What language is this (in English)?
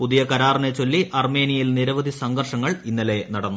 Malayalam